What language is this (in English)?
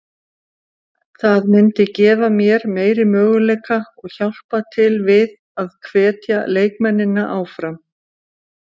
Icelandic